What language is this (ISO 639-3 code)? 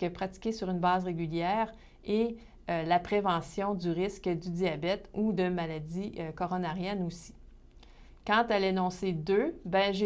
fra